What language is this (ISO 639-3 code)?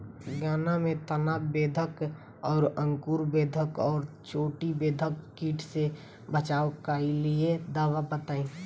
bho